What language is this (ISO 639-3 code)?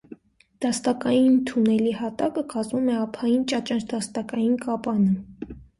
hye